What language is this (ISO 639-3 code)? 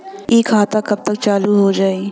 bho